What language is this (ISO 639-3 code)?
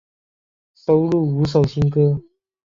zho